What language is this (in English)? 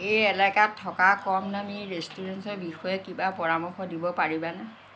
Assamese